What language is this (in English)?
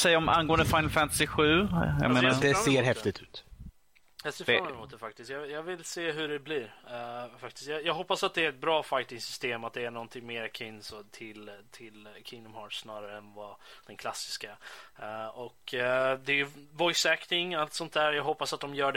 Swedish